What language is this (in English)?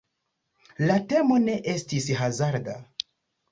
Esperanto